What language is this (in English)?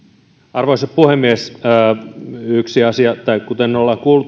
Finnish